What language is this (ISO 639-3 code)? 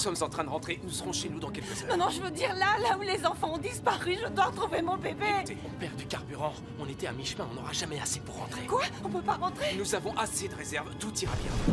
fra